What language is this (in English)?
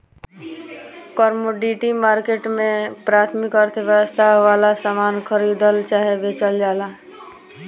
Bhojpuri